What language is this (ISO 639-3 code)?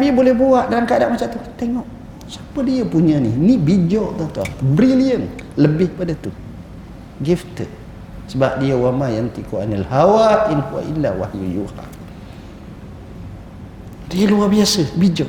msa